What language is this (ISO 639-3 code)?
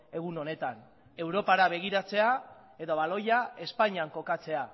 eus